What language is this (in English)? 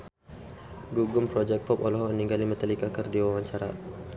Sundanese